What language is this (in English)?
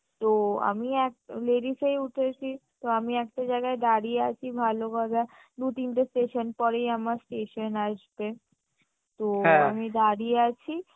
Bangla